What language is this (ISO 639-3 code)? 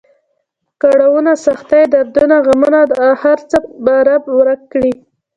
pus